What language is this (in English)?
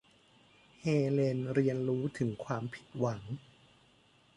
Thai